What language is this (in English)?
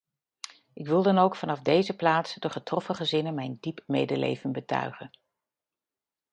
Dutch